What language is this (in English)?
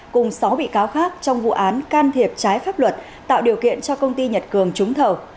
Vietnamese